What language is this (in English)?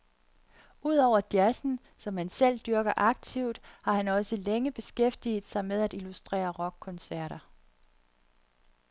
Danish